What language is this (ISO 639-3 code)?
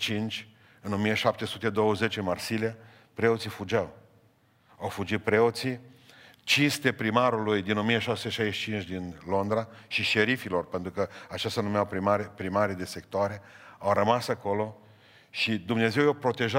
ron